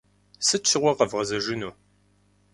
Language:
Kabardian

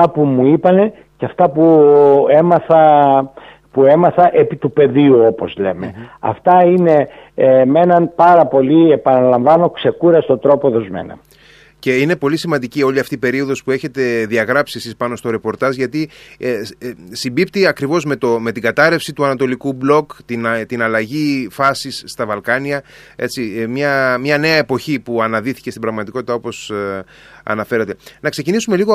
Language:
Greek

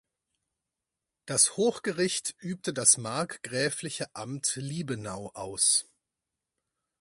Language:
German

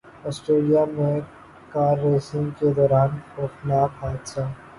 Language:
Urdu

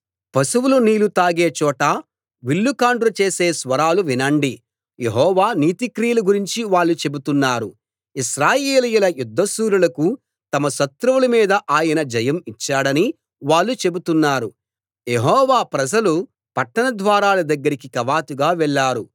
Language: Telugu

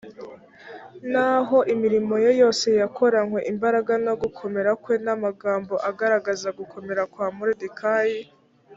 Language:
Kinyarwanda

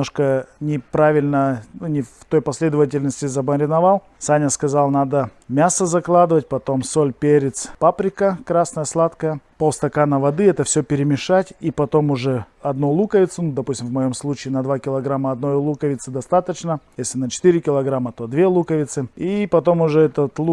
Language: Russian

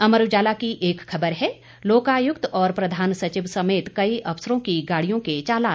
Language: Hindi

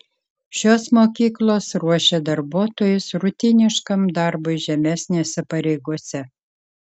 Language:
Lithuanian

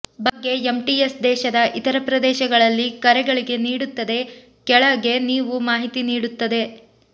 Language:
Kannada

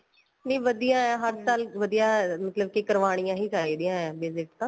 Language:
Punjabi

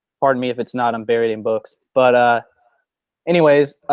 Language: English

